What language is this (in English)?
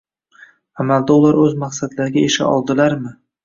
Uzbek